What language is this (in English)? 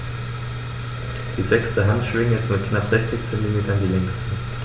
German